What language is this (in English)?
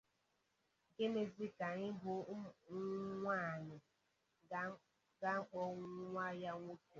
Igbo